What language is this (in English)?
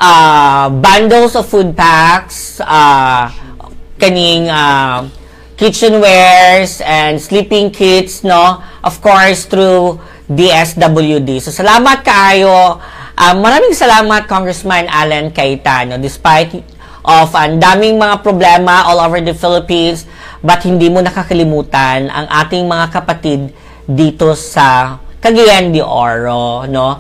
Filipino